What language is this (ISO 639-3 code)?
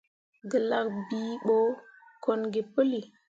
mua